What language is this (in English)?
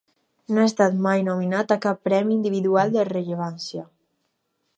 Catalan